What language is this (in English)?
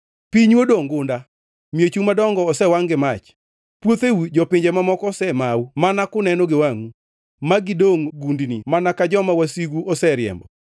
Luo (Kenya and Tanzania)